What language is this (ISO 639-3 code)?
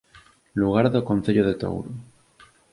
glg